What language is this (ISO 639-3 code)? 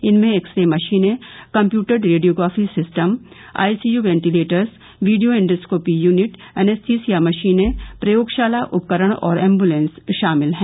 hin